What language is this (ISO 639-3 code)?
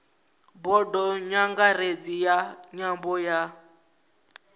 ven